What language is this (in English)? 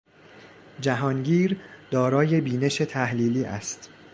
Persian